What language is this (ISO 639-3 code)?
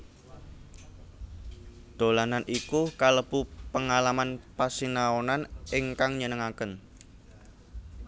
jav